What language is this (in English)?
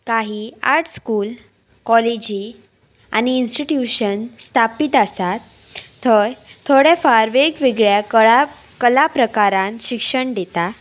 Konkani